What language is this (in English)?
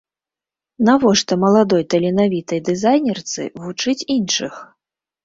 Belarusian